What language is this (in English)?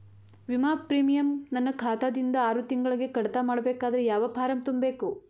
Kannada